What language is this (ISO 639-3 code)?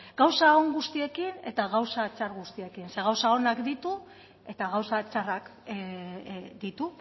eus